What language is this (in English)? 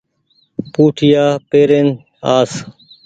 Goaria